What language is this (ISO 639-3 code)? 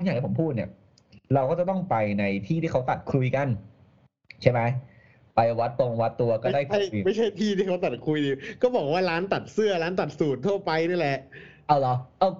tha